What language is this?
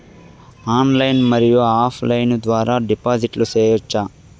Telugu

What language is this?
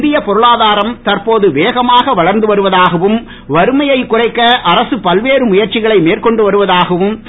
Tamil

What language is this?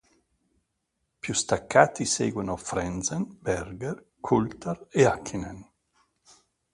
Italian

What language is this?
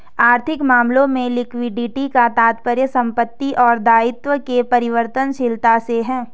Hindi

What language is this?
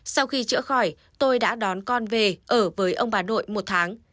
Vietnamese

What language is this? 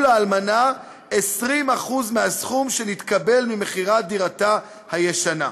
Hebrew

